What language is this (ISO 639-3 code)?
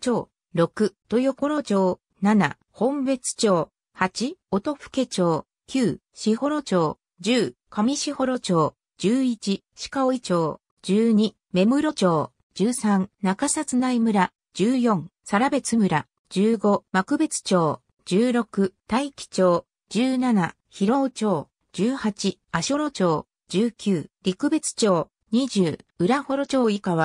jpn